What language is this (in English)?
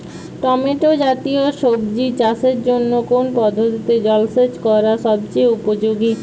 Bangla